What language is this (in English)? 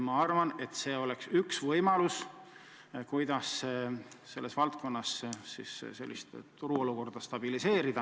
Estonian